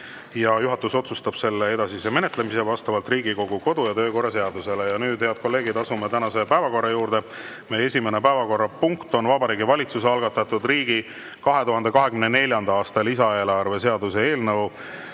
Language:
Estonian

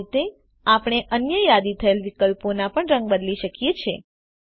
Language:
Gujarati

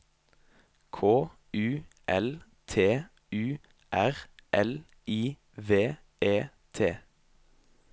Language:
Norwegian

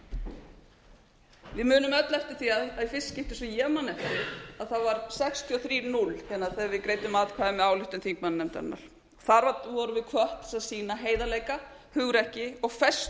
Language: Icelandic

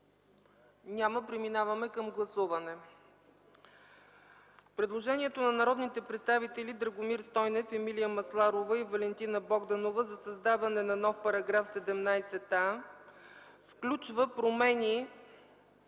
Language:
Bulgarian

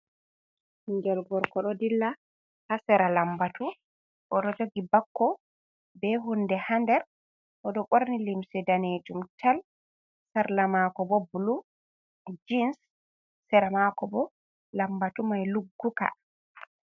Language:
Fula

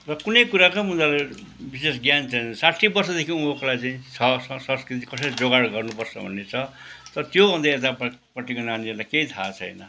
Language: Nepali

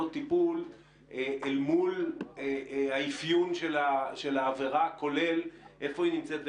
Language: Hebrew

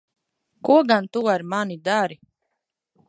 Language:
Latvian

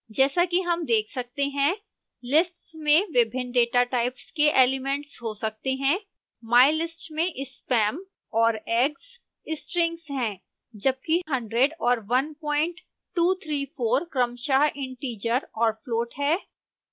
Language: Hindi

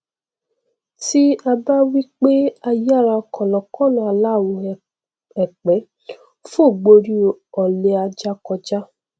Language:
Yoruba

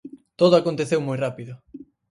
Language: Galician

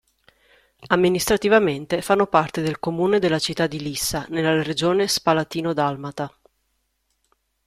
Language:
Italian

